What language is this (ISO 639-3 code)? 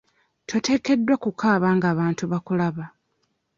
lug